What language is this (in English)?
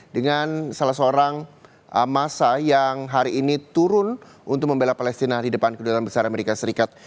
Indonesian